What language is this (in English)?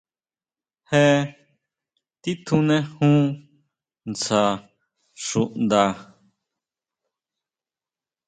Huautla Mazatec